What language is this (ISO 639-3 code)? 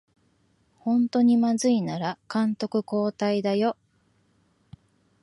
jpn